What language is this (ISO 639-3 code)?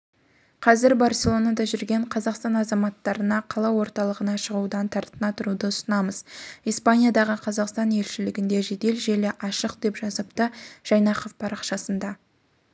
kaz